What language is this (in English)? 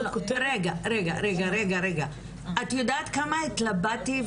Hebrew